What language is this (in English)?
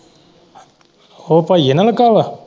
Punjabi